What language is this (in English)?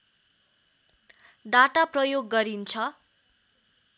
Nepali